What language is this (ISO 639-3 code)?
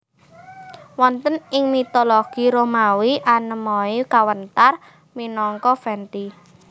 jav